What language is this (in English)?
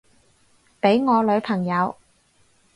Cantonese